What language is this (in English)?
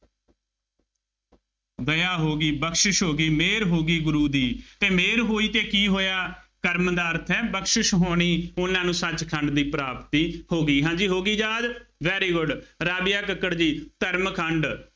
Punjabi